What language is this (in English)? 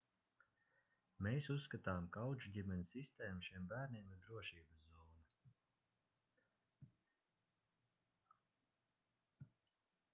Latvian